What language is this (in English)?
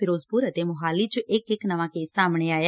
Punjabi